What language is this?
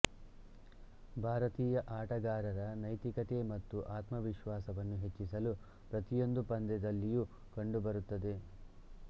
Kannada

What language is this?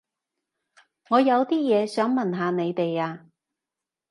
Cantonese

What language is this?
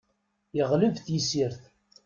Kabyle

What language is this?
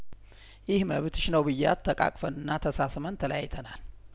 Amharic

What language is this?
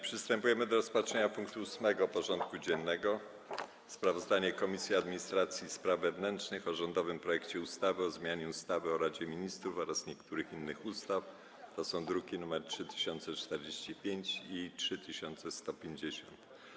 Polish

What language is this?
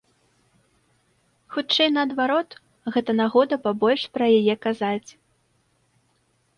Belarusian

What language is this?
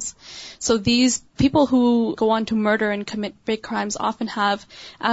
Urdu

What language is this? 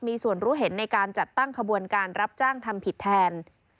Thai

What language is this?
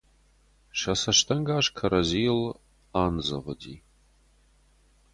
Ossetic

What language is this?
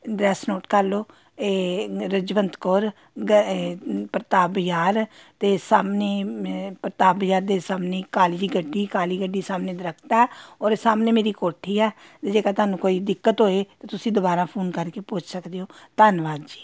Punjabi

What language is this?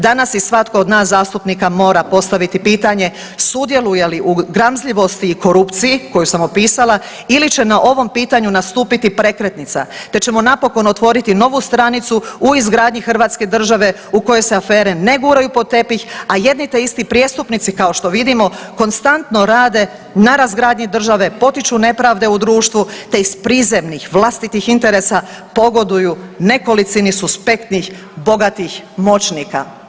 Croatian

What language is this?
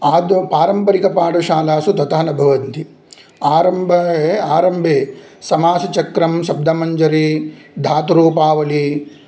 Sanskrit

